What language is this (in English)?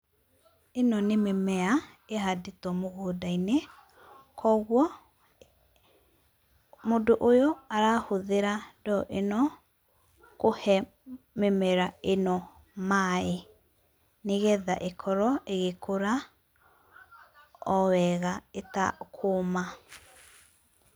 Kikuyu